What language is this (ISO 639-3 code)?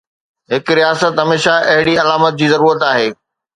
snd